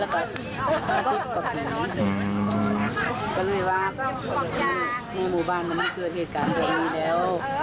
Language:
Thai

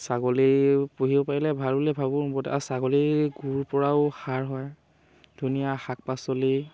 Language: Assamese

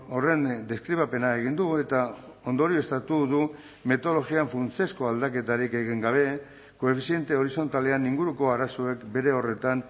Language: Basque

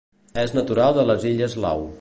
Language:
Catalan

